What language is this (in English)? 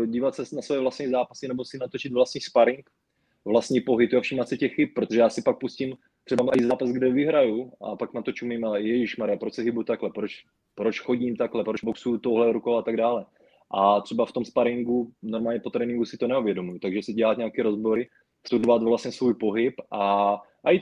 Czech